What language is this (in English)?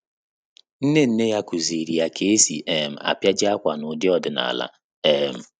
Igbo